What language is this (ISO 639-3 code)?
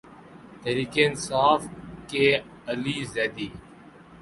urd